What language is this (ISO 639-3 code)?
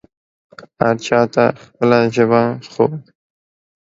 pus